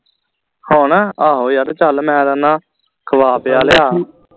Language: Punjabi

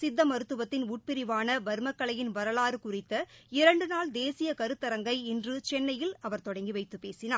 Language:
Tamil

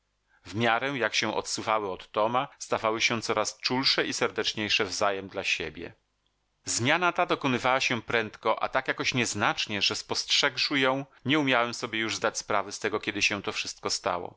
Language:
Polish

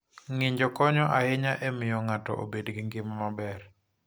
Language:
Luo (Kenya and Tanzania)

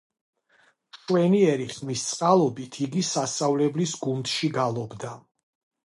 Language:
Georgian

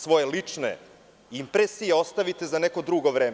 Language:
Serbian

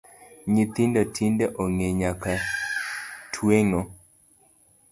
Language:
Luo (Kenya and Tanzania)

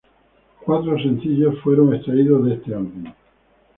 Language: Spanish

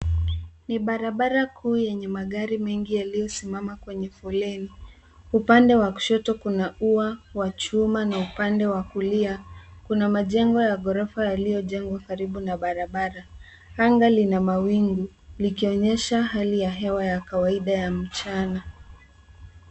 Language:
Swahili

